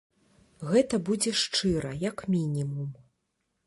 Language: Belarusian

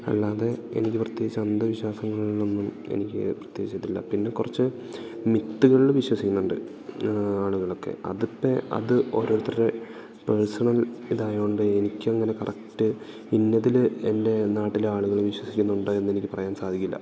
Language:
Malayalam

